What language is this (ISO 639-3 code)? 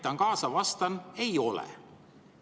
est